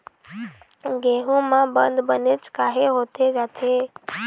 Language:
Chhattisgarhi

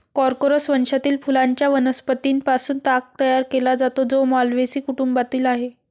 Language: Marathi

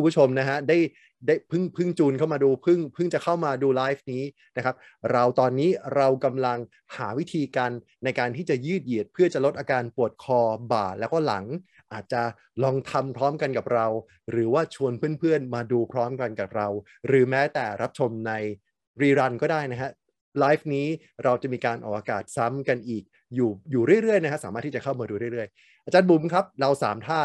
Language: Thai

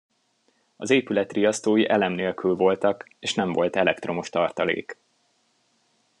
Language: Hungarian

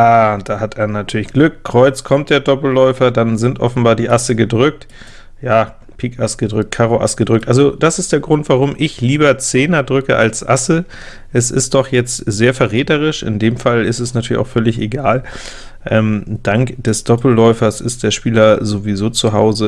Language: German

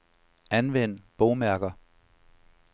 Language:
Danish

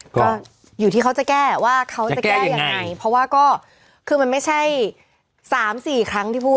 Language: Thai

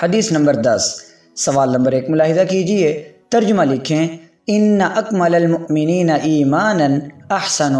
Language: Hindi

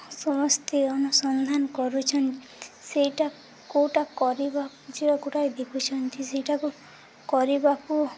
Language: Odia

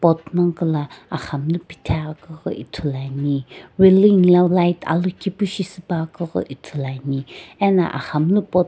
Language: Sumi Naga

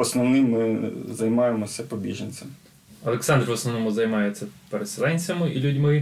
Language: Ukrainian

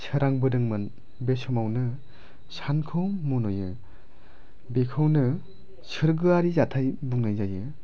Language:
Bodo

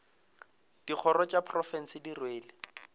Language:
Northern Sotho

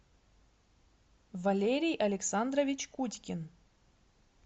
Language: Russian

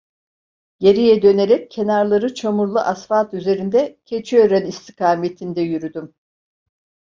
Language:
Turkish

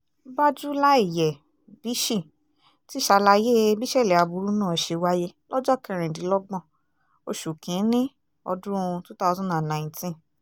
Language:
Yoruba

